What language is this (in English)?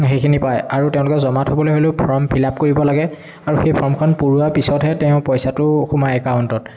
Assamese